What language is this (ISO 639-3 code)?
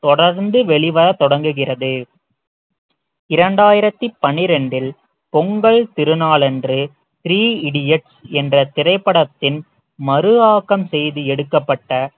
tam